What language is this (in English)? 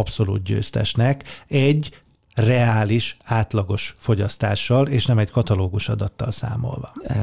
Hungarian